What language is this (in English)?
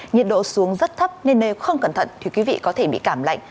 Vietnamese